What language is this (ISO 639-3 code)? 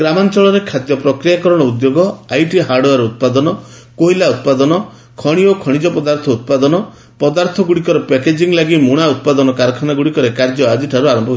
ori